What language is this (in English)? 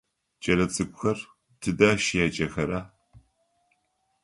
Adyghe